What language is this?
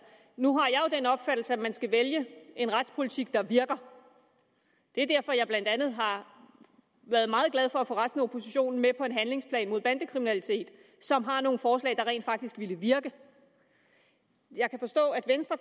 Danish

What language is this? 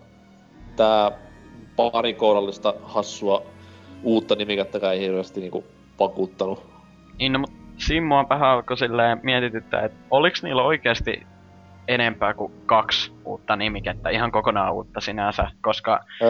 Finnish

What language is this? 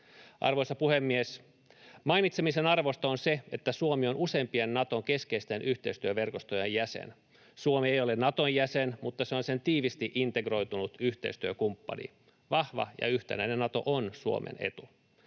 Finnish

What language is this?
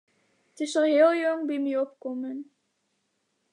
Western Frisian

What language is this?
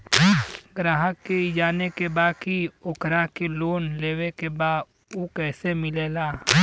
Bhojpuri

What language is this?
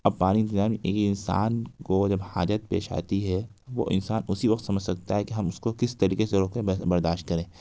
Urdu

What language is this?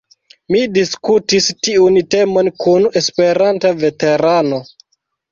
Esperanto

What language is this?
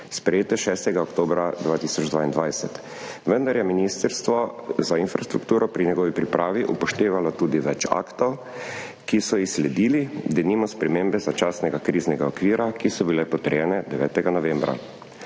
Slovenian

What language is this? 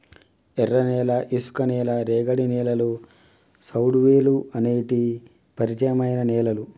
Telugu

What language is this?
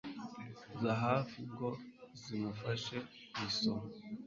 Kinyarwanda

